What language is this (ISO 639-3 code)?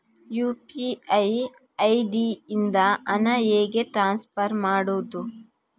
kan